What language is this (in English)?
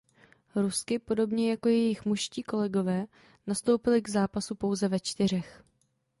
Czech